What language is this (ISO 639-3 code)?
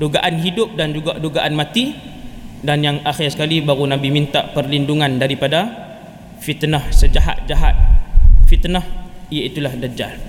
msa